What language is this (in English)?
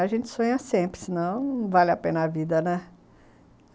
Portuguese